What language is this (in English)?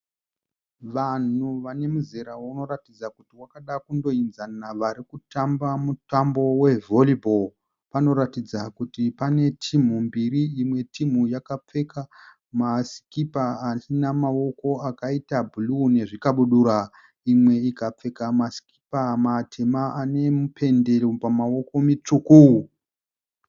Shona